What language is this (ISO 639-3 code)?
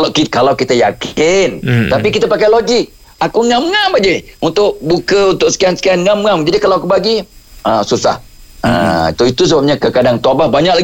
msa